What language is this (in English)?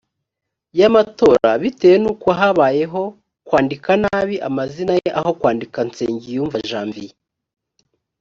Kinyarwanda